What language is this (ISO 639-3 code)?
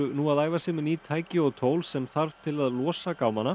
isl